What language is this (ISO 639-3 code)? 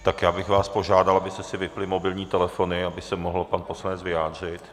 ces